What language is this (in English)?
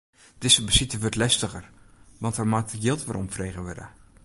Western Frisian